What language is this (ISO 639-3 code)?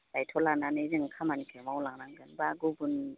brx